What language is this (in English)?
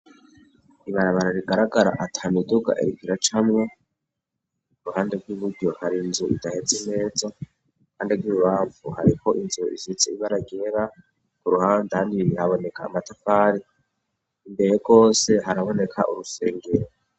Rundi